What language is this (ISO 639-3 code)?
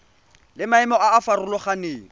tsn